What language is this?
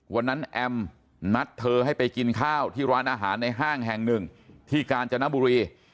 Thai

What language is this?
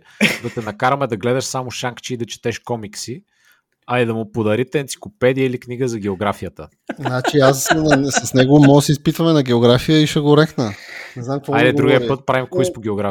Bulgarian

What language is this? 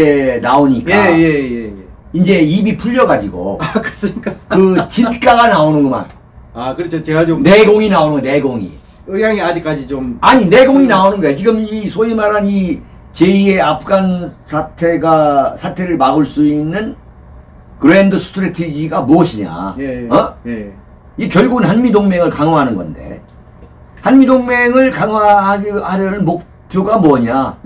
Korean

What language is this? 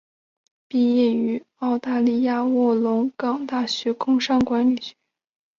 Chinese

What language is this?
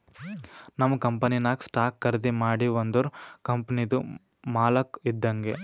Kannada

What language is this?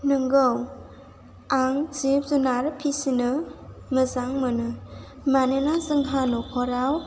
Bodo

